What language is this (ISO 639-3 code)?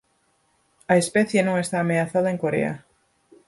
glg